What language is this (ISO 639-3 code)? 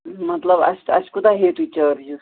kas